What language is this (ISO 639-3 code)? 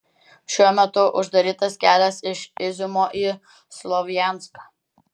lit